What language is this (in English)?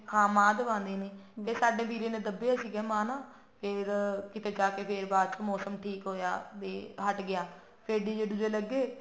Punjabi